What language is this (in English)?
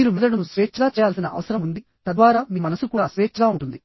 Telugu